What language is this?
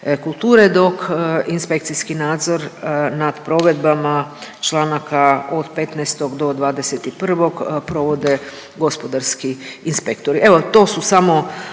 Croatian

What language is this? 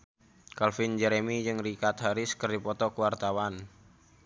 Sundanese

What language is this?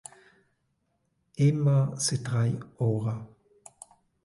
Romansh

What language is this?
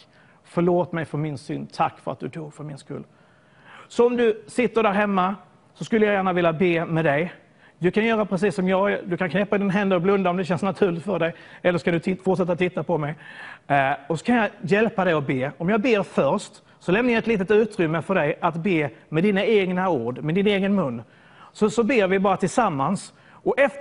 Swedish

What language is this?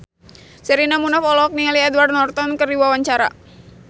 Sundanese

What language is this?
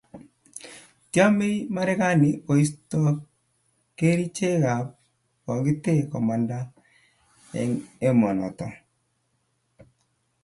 Kalenjin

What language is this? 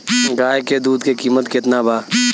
Bhojpuri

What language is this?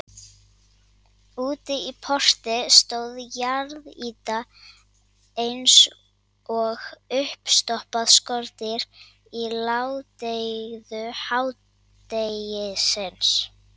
Icelandic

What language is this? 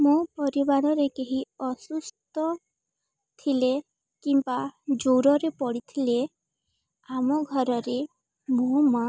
Odia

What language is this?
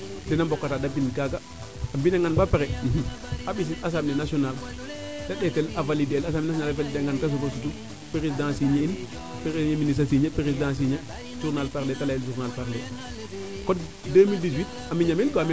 Serer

